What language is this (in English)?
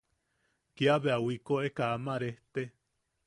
Yaqui